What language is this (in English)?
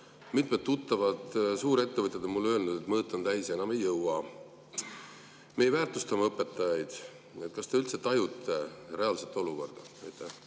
Estonian